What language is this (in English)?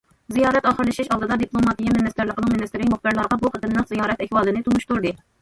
Uyghur